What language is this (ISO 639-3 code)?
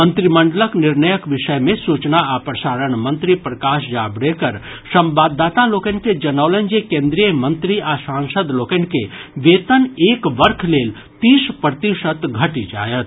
mai